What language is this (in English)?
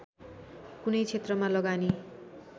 Nepali